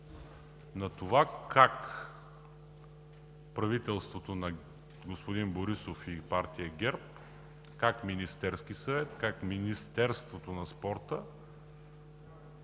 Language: Bulgarian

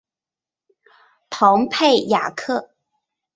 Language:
Chinese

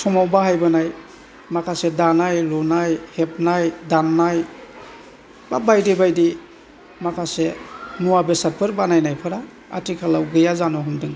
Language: Bodo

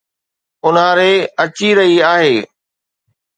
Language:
Sindhi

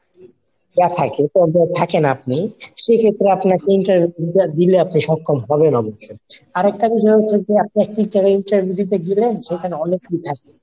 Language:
Bangla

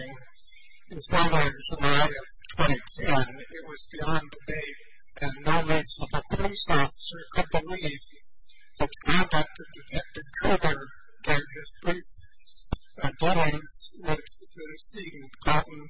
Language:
English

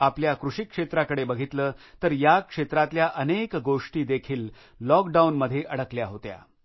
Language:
Marathi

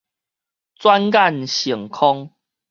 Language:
Min Nan Chinese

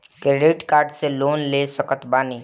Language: Bhojpuri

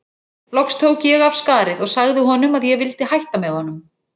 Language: Icelandic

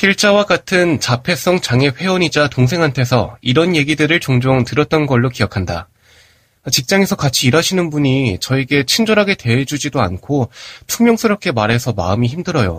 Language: Korean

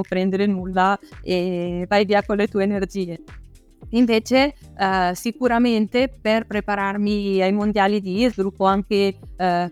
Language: Italian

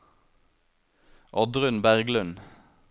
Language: Norwegian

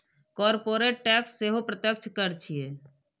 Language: Maithili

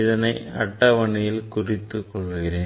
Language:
Tamil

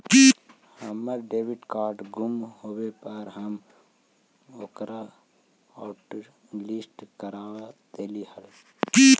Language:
Magahi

